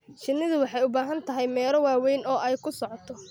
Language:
Somali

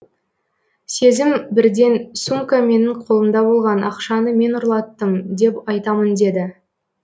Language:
Kazakh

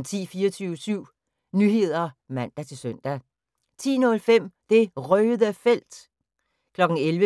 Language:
Danish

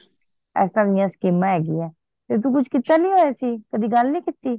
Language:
Punjabi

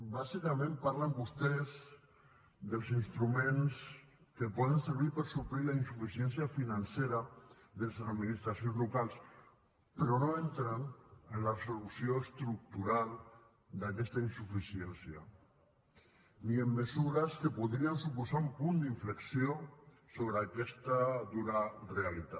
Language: Catalan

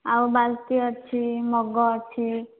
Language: Odia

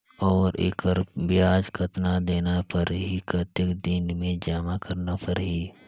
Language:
Chhattisgarhi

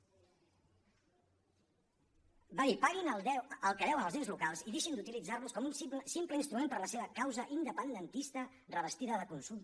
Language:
Catalan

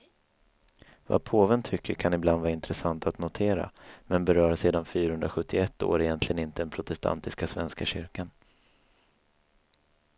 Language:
Swedish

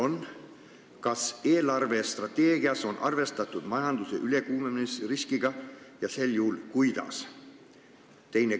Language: Estonian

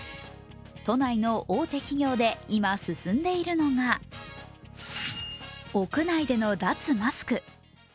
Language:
Japanese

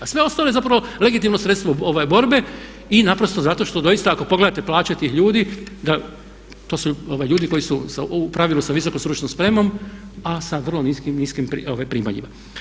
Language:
Croatian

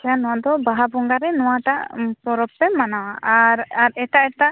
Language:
Santali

